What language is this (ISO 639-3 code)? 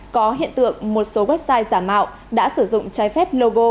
vie